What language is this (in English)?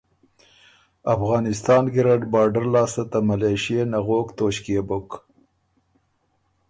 Ormuri